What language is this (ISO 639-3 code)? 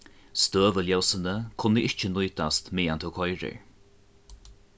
fao